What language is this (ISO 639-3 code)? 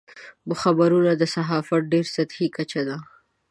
pus